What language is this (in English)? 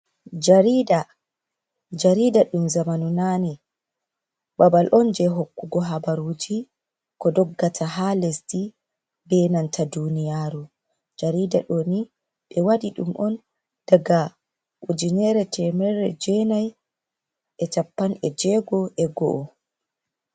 Fula